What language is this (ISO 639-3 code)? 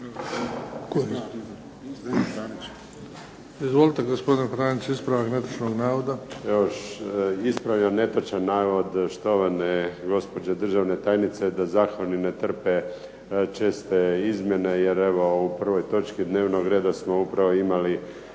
hrv